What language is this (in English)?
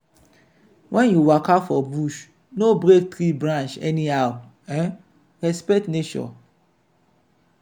Nigerian Pidgin